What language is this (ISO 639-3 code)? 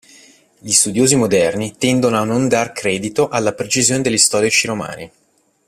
ita